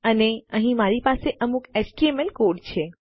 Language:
Gujarati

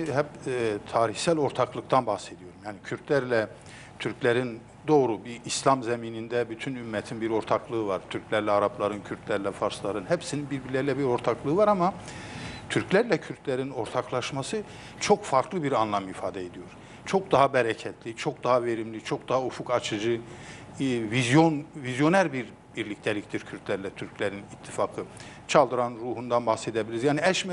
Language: Turkish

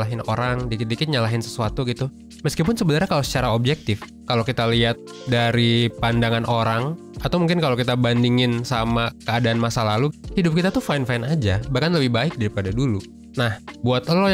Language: Indonesian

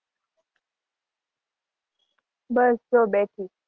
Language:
Gujarati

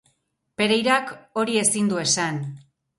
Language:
Basque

